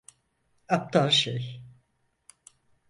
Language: Turkish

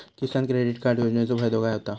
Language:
Marathi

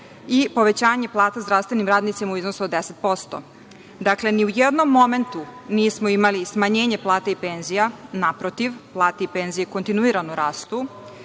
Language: Serbian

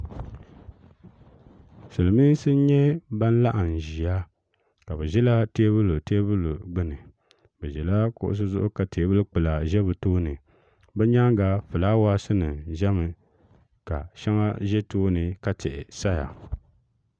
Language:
Dagbani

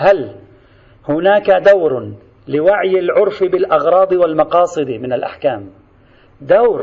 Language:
Arabic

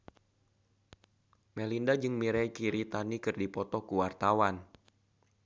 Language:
Sundanese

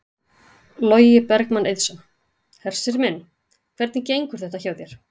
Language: Icelandic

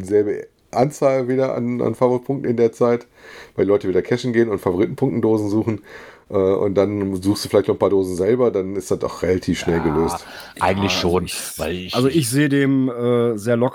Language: German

